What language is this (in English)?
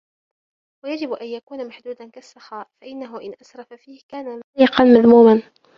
Arabic